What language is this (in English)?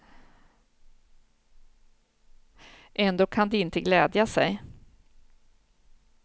Swedish